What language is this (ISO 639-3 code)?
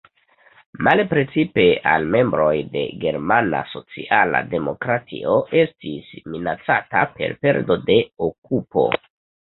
epo